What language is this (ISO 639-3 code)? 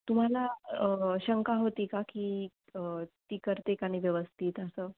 mar